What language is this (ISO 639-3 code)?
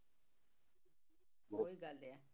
pan